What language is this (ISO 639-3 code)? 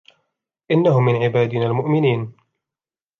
ara